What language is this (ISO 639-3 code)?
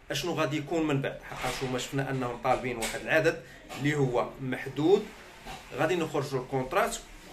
ara